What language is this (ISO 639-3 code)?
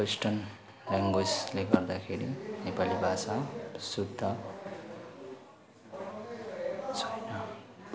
nep